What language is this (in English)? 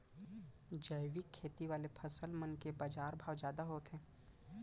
Chhattisgarhi